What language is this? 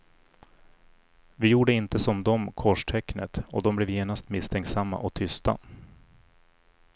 Swedish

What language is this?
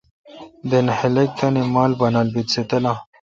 Kalkoti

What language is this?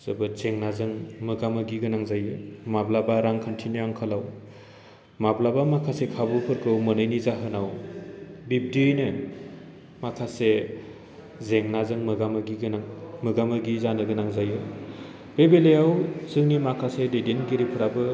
Bodo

